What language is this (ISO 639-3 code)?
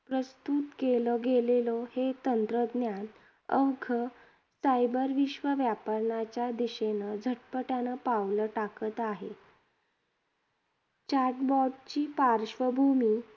mar